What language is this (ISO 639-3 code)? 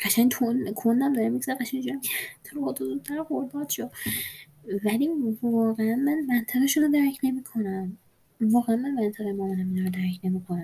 fas